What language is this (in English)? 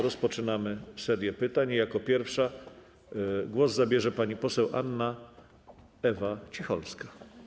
Polish